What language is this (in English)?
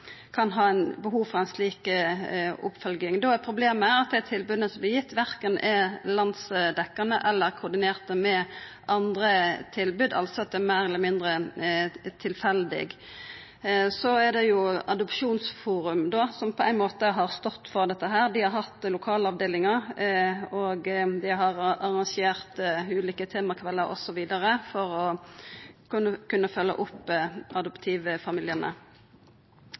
Norwegian Nynorsk